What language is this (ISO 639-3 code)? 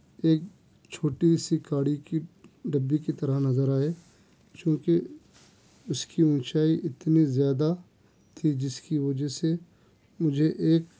urd